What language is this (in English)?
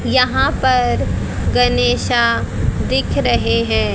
Hindi